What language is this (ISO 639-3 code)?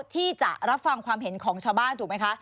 tha